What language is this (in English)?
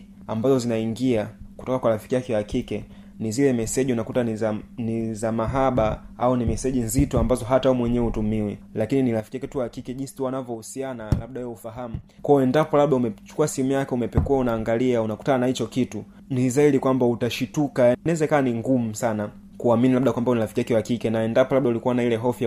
Swahili